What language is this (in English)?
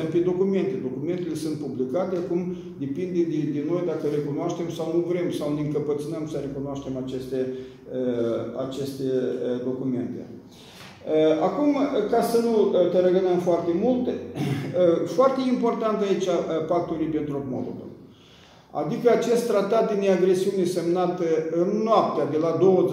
Romanian